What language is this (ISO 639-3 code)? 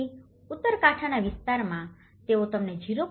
guj